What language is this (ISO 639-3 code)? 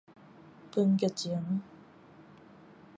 nan